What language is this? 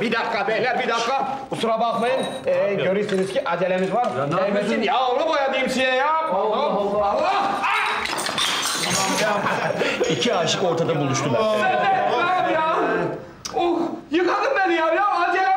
Turkish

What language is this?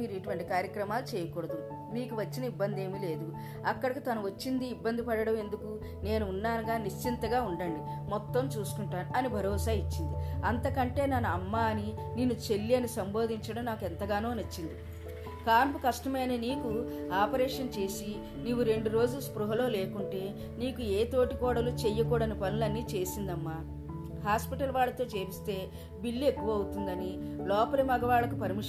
Telugu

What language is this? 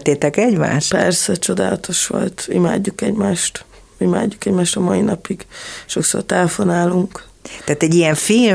Hungarian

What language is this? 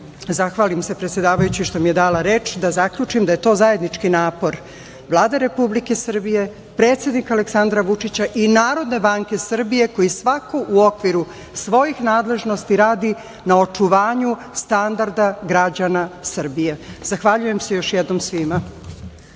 Serbian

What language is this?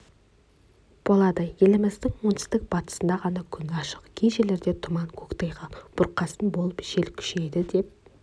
Kazakh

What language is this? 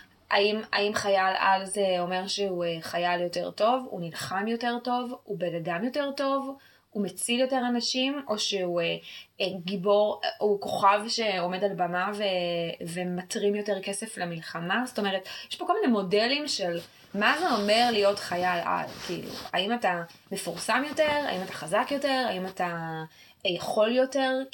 Hebrew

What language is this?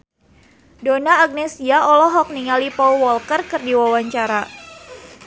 Sundanese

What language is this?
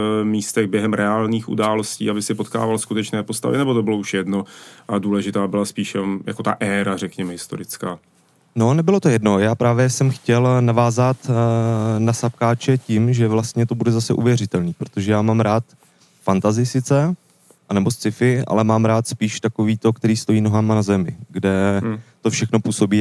Czech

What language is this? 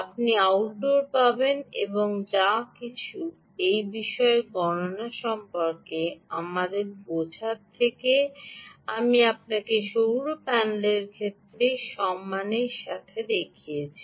Bangla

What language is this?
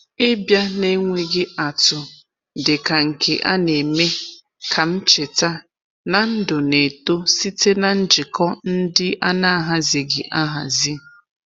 Igbo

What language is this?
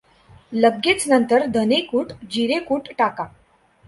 Marathi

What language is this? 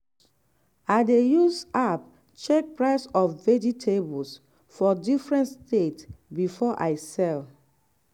Nigerian Pidgin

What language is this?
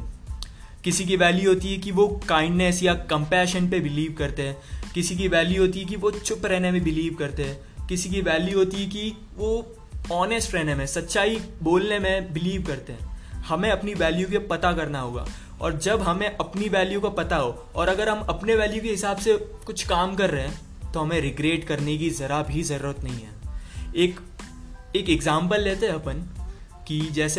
Hindi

